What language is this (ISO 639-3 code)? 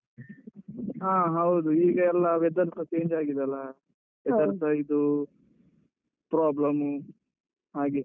kan